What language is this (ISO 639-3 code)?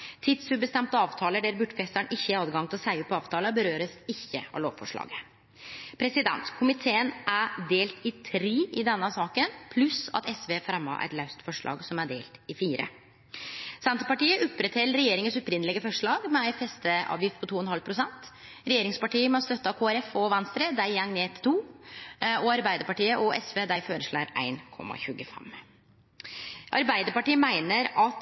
nno